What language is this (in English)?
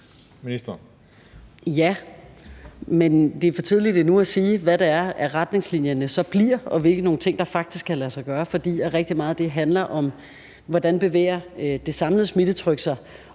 Danish